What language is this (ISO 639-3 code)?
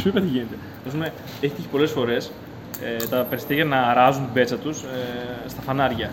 ell